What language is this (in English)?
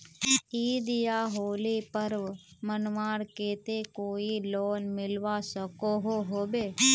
Magahi